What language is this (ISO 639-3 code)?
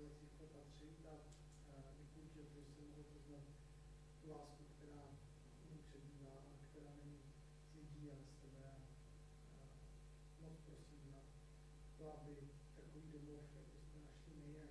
ces